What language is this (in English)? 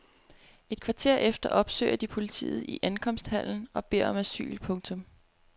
Danish